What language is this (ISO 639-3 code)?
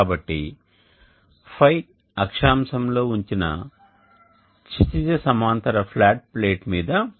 tel